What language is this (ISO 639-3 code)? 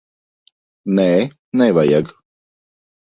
lav